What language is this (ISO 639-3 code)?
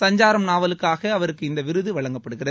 tam